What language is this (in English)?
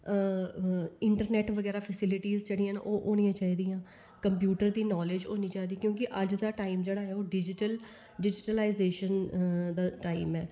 Dogri